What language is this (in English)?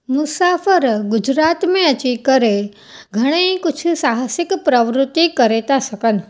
Sindhi